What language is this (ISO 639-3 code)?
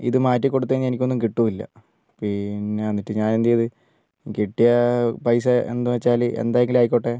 mal